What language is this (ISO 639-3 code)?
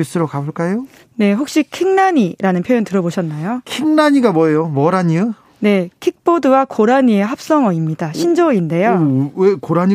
kor